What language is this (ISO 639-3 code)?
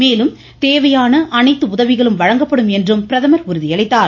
tam